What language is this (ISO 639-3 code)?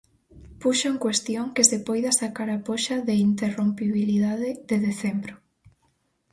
glg